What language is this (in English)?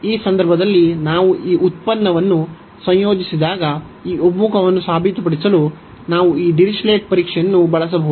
Kannada